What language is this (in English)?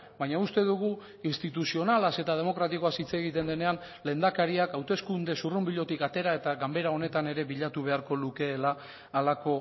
Basque